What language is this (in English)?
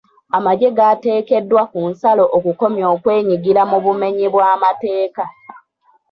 Ganda